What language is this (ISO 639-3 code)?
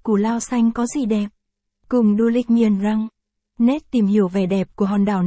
vie